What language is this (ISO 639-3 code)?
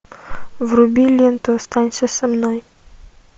rus